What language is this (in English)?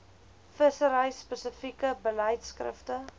Afrikaans